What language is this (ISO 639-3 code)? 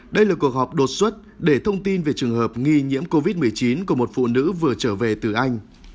vie